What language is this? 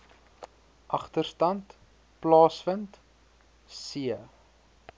Afrikaans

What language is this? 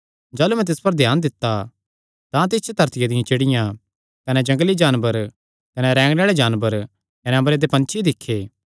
Kangri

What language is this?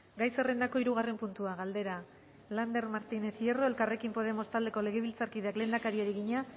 Basque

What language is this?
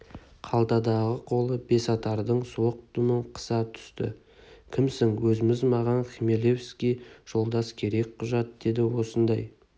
Kazakh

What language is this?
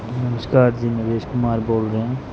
Punjabi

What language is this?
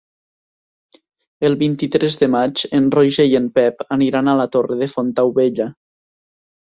Catalan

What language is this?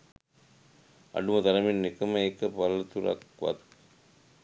Sinhala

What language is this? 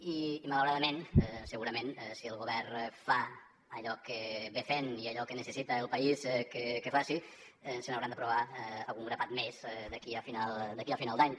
Catalan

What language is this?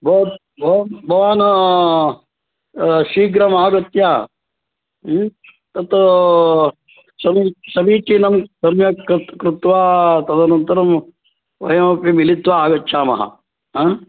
Sanskrit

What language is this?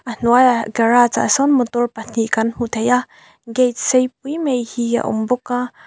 Mizo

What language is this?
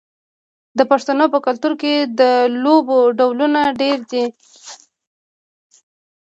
Pashto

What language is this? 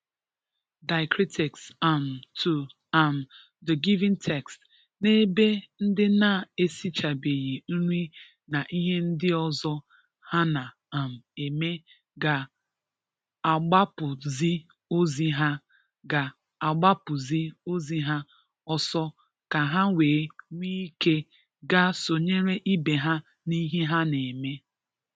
Igbo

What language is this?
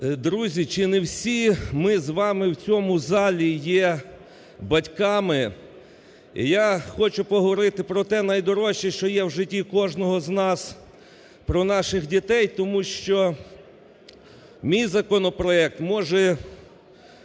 Ukrainian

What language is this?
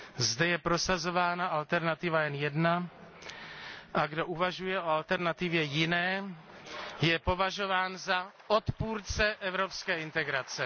Czech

